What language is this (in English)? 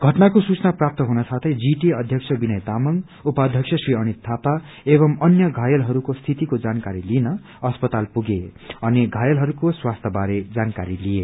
Nepali